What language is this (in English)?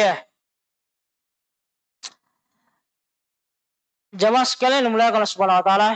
Indonesian